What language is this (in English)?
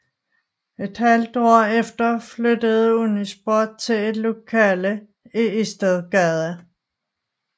Danish